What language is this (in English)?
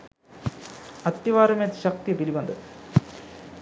Sinhala